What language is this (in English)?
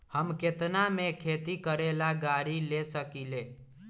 Magahi